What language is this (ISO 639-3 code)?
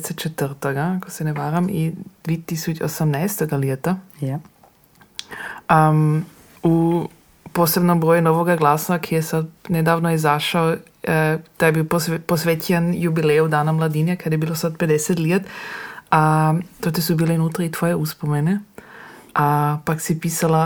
hrv